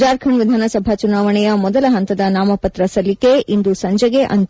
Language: Kannada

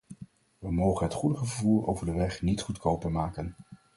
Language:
Dutch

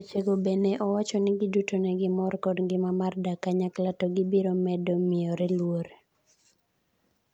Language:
Luo (Kenya and Tanzania)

